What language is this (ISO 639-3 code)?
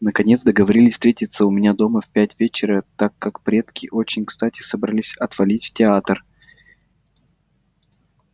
rus